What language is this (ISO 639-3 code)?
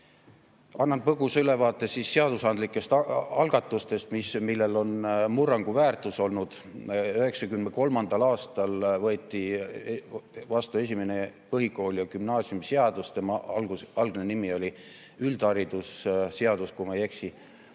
est